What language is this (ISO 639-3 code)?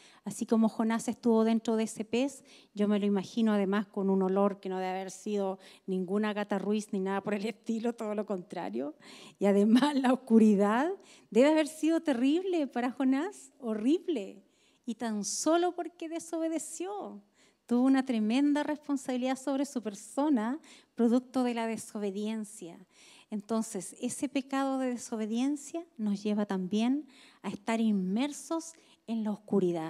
spa